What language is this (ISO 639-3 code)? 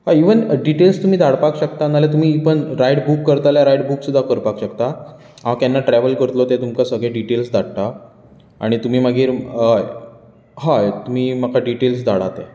kok